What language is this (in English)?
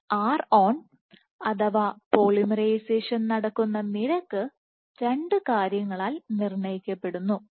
Malayalam